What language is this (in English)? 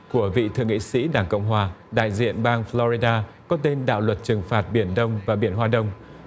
Vietnamese